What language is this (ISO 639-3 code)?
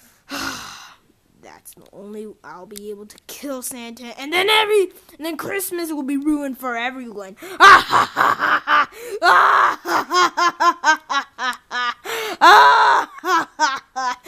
eng